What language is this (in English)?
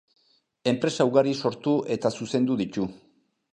Basque